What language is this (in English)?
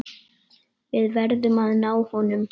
Icelandic